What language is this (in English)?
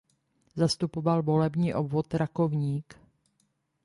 Czech